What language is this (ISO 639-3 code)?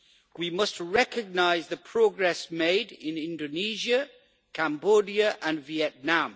eng